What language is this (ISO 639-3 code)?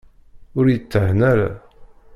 kab